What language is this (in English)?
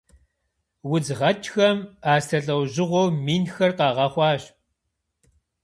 Kabardian